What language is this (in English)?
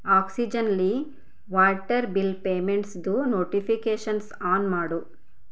Kannada